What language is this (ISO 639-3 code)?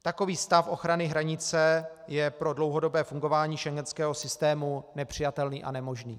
ces